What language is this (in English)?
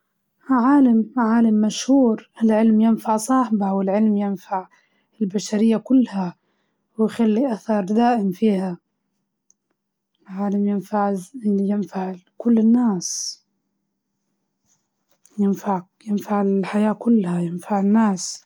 Libyan Arabic